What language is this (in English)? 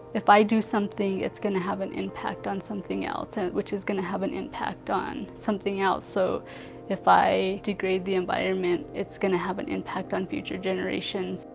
English